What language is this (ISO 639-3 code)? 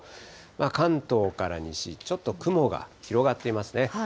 jpn